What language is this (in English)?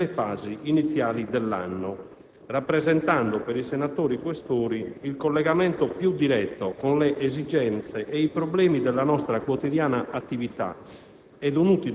Italian